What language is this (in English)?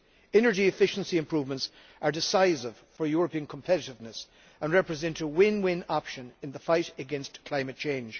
English